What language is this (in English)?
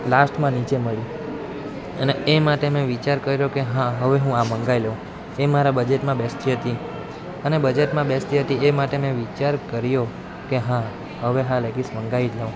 Gujarati